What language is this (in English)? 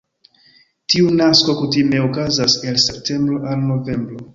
Esperanto